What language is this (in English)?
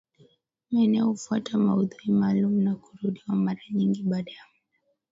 Swahili